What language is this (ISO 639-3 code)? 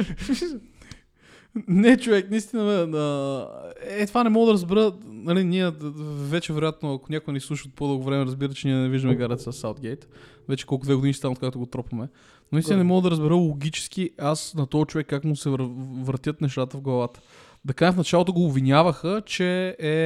bul